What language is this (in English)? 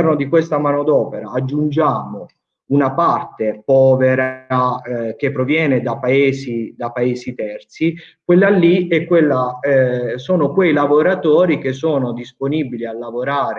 Italian